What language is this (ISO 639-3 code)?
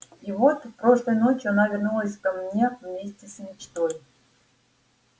rus